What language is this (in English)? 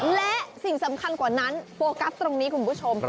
Thai